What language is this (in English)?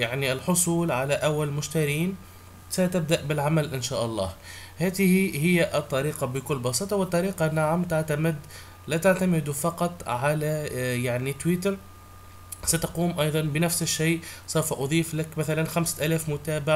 Arabic